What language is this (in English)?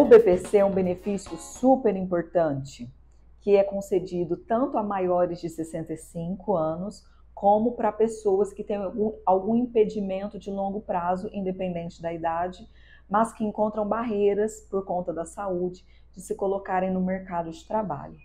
Portuguese